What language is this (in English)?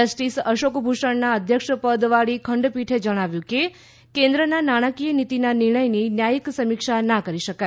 Gujarati